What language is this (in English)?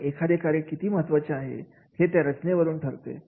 Marathi